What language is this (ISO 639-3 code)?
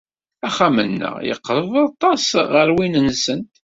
kab